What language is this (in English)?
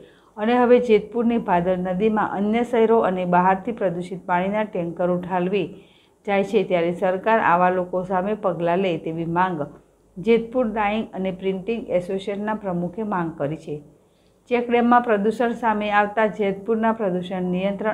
Hindi